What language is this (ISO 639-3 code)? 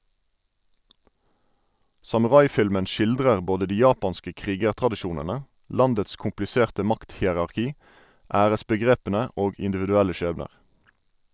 nor